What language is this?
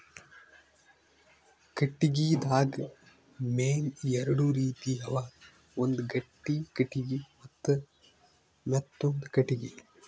Kannada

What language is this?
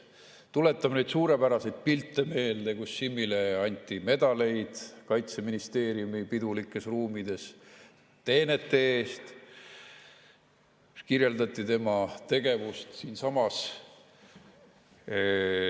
Estonian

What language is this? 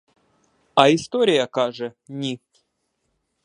Ukrainian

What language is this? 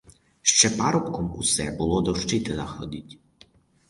Ukrainian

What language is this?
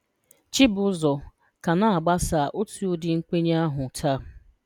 Igbo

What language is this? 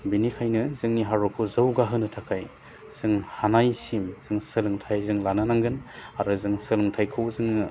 Bodo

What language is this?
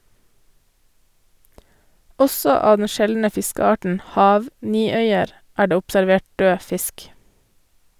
Norwegian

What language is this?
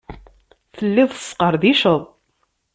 Kabyle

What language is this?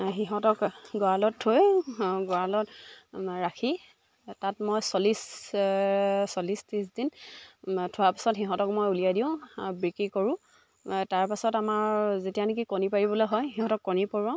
Assamese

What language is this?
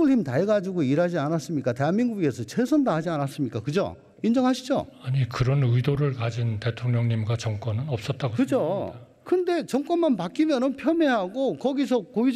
Korean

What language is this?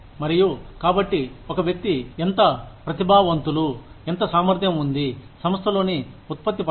Telugu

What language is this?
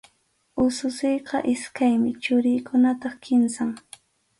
Arequipa-La Unión Quechua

